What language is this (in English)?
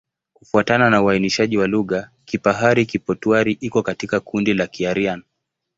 Swahili